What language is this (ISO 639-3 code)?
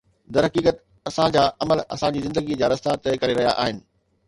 snd